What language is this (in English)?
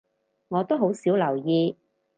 Cantonese